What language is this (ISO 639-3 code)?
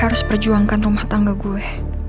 ind